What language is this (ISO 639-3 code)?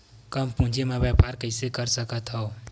hne